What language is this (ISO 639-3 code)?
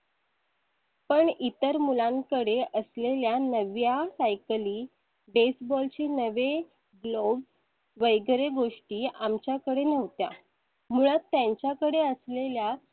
mar